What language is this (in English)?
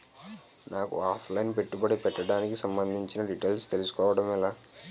Telugu